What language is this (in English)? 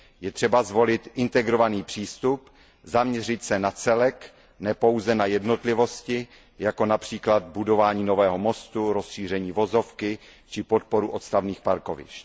Czech